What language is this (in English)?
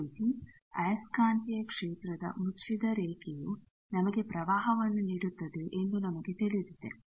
Kannada